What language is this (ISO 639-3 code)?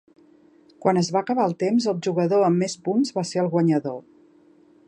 cat